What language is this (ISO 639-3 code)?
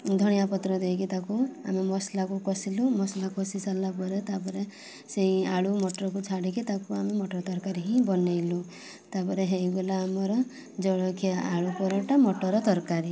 ori